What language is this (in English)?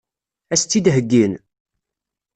Kabyle